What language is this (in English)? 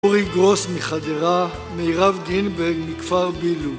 Hebrew